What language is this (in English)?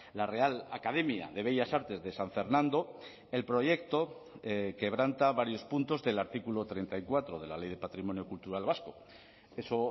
Spanish